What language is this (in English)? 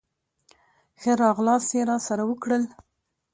Pashto